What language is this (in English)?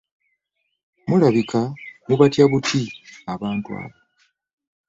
Ganda